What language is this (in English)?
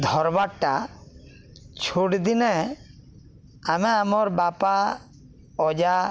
Odia